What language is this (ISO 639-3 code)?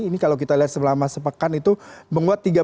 ind